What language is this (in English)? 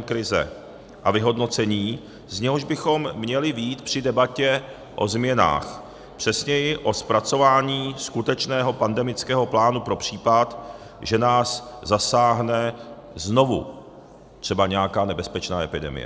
Czech